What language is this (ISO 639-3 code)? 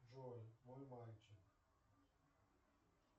rus